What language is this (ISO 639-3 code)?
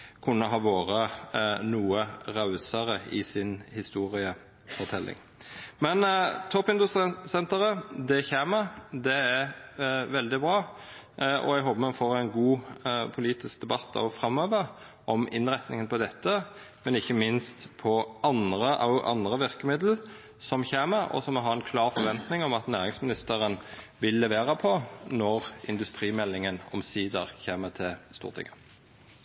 nno